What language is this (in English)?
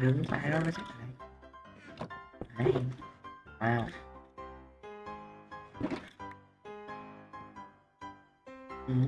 Vietnamese